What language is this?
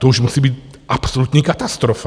Czech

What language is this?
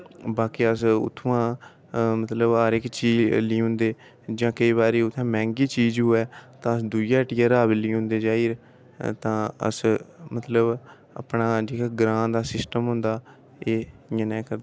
Dogri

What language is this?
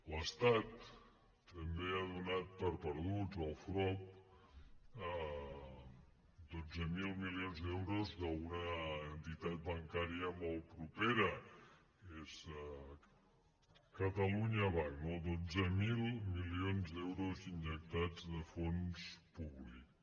Catalan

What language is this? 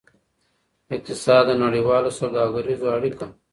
Pashto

